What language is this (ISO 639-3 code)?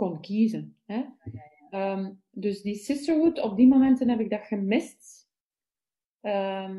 nld